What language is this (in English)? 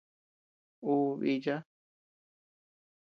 Tepeuxila Cuicatec